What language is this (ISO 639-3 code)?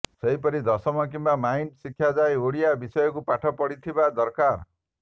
ori